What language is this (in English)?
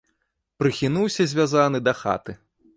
Belarusian